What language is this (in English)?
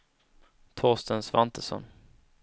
Swedish